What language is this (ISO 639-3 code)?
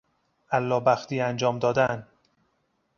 fas